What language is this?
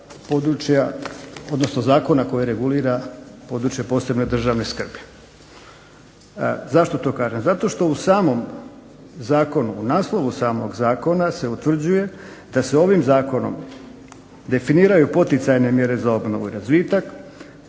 Croatian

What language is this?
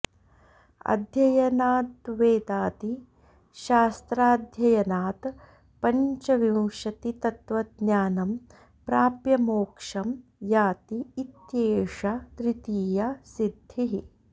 Sanskrit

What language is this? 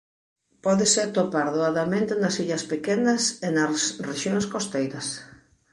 Galician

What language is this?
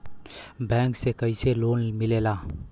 Bhojpuri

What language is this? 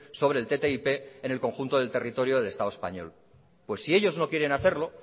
Spanish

